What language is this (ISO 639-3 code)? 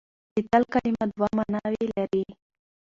pus